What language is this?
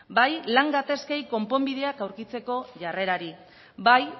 Basque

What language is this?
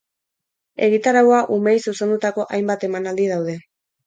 Basque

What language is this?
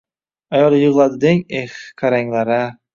Uzbek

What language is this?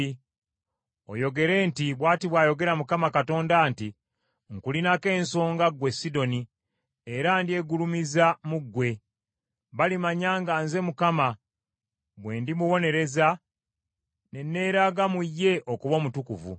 Ganda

